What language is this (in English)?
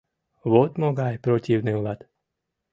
Mari